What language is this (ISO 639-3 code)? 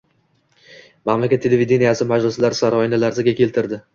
uzb